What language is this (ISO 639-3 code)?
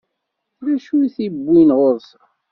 kab